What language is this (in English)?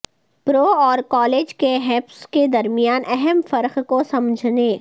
Urdu